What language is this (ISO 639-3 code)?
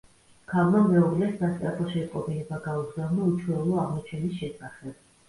kat